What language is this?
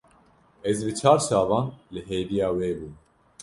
Kurdish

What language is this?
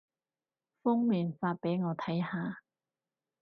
Cantonese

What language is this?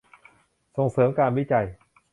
Thai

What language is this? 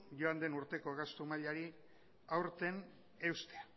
Basque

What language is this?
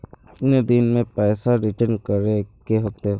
Magahi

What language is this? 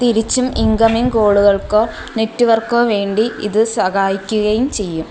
Malayalam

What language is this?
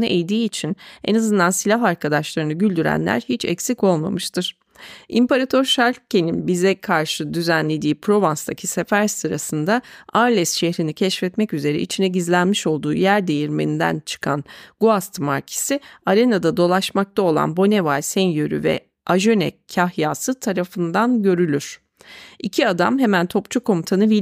Turkish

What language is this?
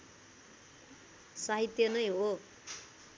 Nepali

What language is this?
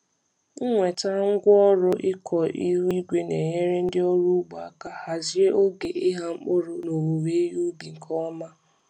Igbo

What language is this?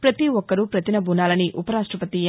Telugu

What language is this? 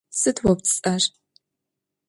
Adyghe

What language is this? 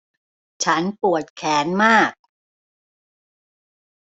Thai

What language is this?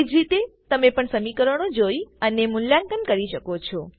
Gujarati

